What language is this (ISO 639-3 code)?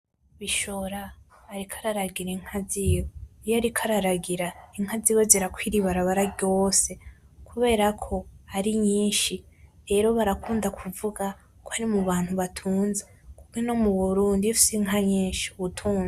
run